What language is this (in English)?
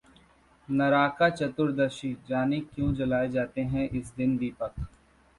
Hindi